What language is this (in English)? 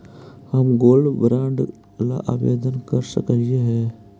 Magahi